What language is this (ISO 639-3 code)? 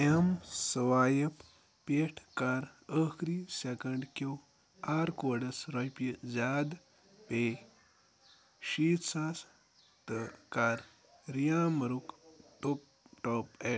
kas